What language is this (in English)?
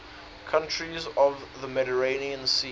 English